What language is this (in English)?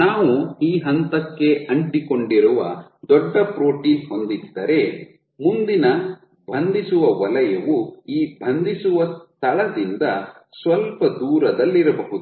Kannada